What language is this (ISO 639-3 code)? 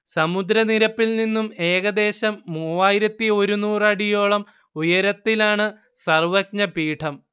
mal